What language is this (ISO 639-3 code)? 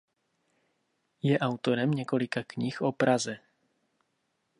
ces